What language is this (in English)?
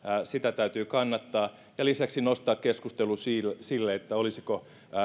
Finnish